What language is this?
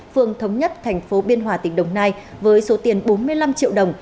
Vietnamese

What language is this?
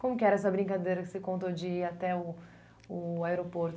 Portuguese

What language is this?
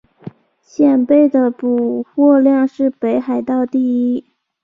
Chinese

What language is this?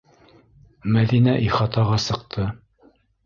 Bashkir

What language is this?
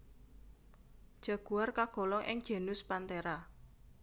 Javanese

